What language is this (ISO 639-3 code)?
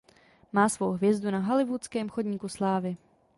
ces